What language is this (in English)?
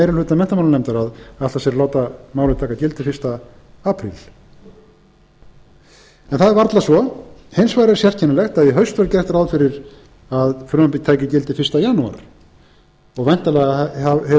Icelandic